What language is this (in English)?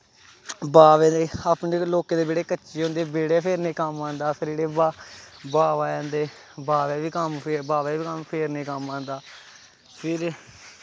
Dogri